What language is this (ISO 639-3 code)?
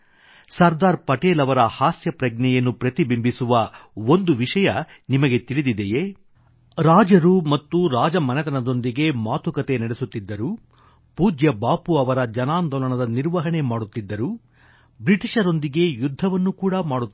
kan